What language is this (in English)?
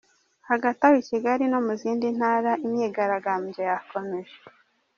Kinyarwanda